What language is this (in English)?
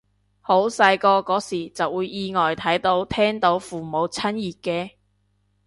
Cantonese